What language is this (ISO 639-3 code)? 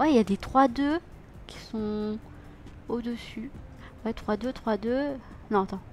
fra